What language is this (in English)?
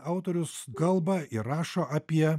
Lithuanian